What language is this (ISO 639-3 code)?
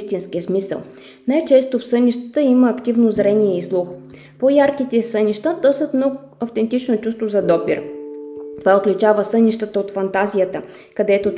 bul